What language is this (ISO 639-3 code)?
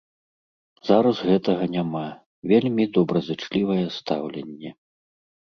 bel